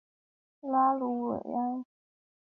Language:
Chinese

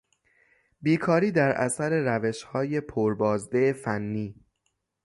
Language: Persian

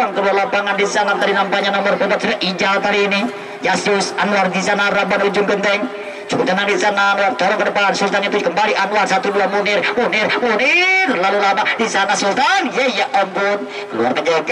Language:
Indonesian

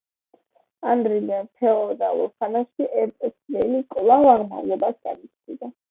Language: Georgian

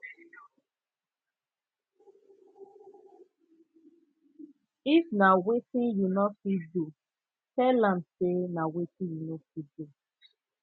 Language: Nigerian Pidgin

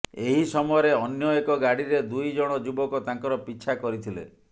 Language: Odia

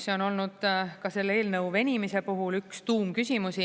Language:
Estonian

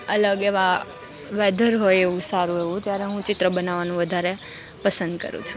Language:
Gujarati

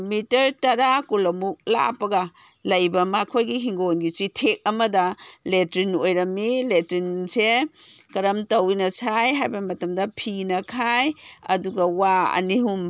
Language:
Manipuri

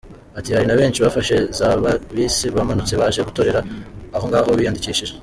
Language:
Kinyarwanda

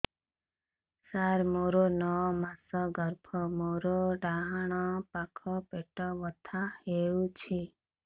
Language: Odia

